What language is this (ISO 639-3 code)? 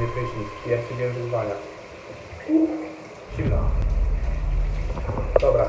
pol